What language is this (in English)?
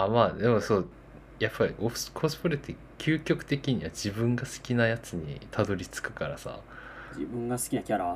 Japanese